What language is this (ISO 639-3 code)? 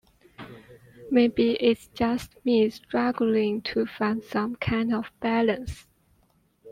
eng